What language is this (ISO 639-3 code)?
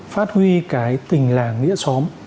vie